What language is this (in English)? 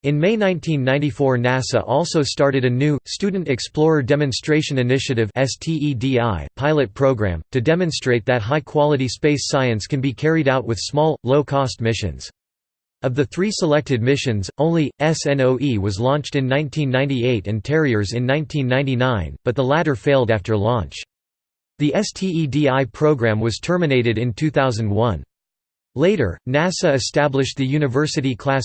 English